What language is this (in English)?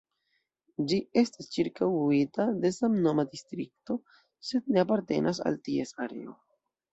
Esperanto